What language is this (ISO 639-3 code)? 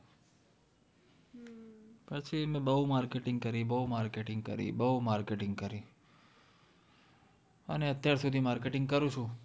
guj